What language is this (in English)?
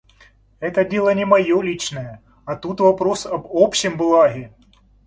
Russian